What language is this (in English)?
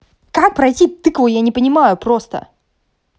Russian